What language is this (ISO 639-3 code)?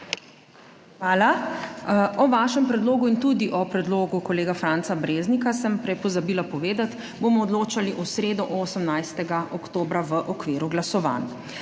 slv